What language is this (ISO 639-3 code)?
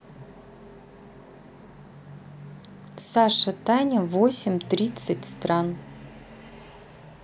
rus